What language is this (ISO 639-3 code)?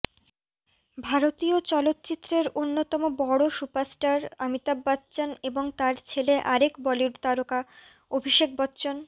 ben